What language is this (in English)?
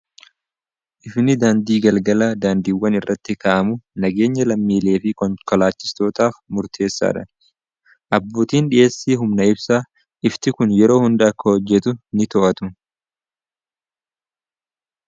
Oromo